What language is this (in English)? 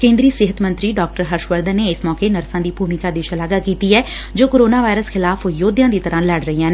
Punjabi